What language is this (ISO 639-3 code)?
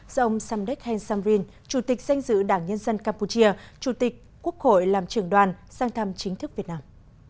vie